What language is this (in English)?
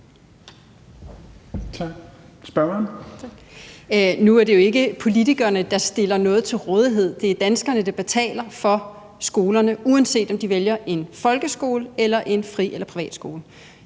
Danish